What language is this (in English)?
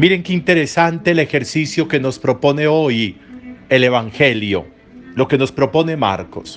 Spanish